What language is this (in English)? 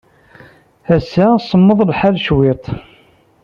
Kabyle